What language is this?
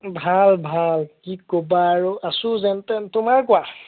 Assamese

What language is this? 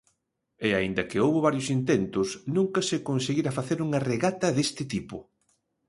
Galician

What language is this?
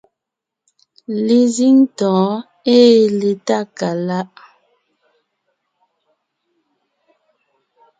Ngiemboon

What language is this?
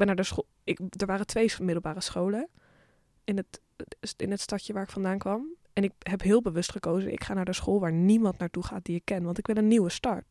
Dutch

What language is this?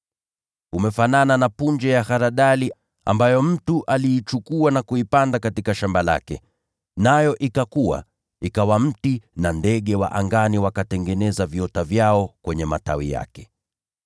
Swahili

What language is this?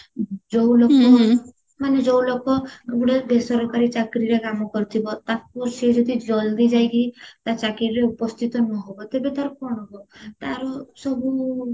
Odia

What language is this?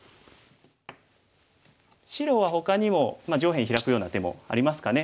Japanese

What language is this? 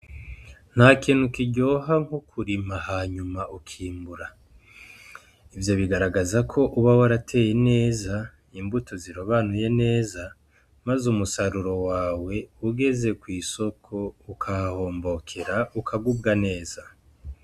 Rundi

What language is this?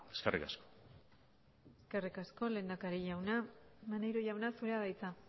Basque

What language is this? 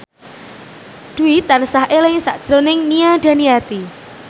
Javanese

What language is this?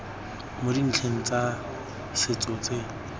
Tswana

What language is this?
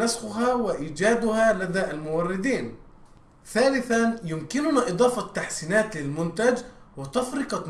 Arabic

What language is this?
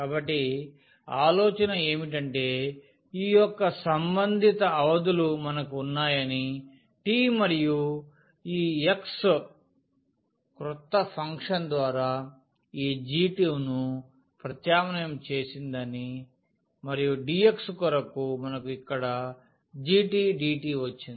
Telugu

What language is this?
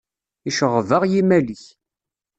Kabyle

